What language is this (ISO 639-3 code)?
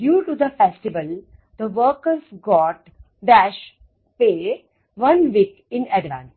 guj